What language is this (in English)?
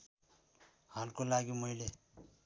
Nepali